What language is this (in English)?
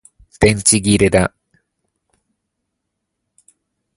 Japanese